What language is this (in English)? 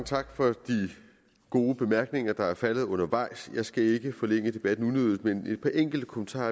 Danish